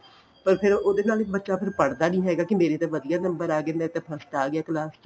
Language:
Punjabi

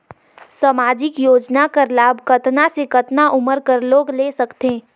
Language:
Chhattisgarhi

